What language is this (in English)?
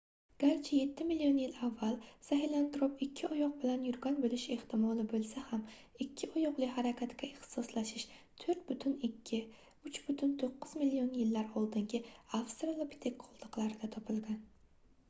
Uzbek